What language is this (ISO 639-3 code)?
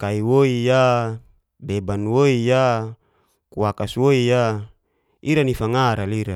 ges